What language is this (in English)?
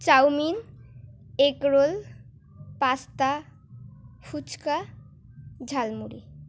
Bangla